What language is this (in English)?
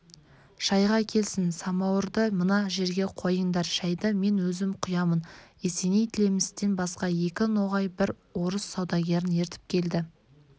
Kazakh